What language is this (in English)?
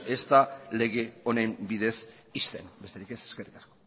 Basque